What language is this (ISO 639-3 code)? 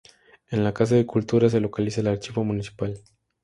spa